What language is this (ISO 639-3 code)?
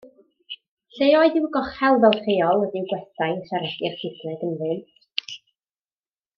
cym